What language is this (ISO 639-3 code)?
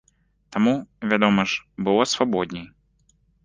bel